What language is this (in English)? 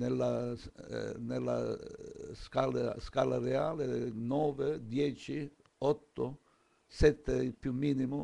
Italian